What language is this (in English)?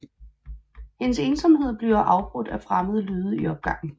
Danish